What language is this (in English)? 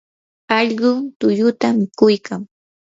Yanahuanca Pasco Quechua